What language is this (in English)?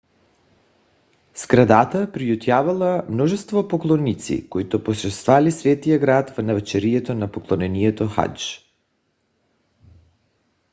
Bulgarian